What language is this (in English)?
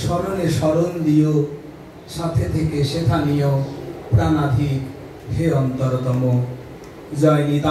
Hindi